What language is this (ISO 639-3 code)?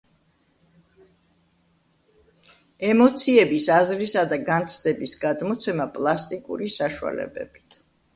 kat